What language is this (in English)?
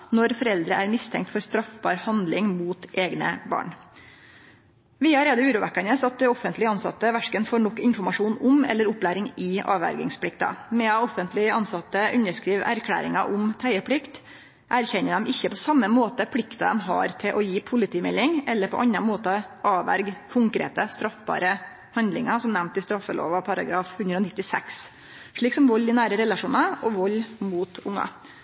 Norwegian Nynorsk